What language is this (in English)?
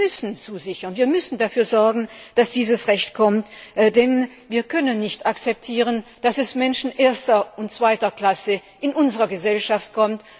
German